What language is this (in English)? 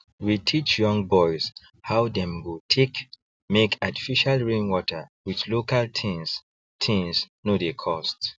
Nigerian Pidgin